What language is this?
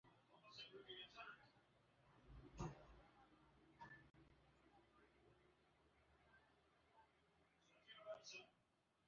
Swahili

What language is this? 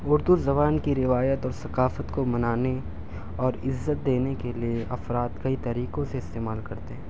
Urdu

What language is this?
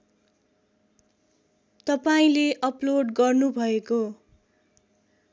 Nepali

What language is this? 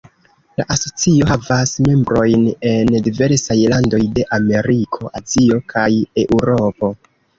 Esperanto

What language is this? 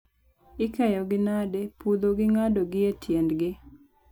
Luo (Kenya and Tanzania)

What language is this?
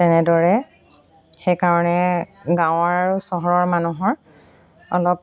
Assamese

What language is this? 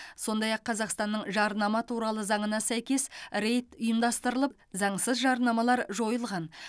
Kazakh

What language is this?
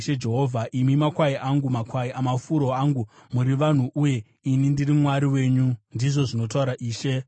Shona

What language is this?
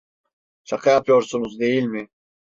Turkish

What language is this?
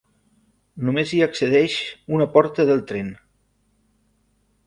Catalan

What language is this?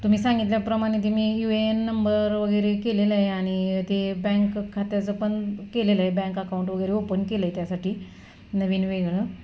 Marathi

